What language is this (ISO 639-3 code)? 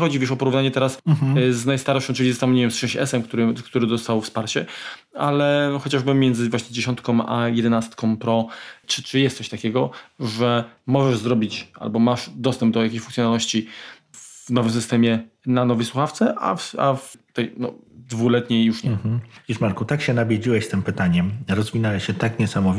pol